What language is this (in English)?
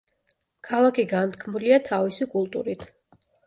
Georgian